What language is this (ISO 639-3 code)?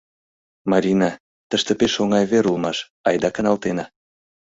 chm